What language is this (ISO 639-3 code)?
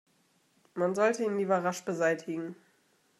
deu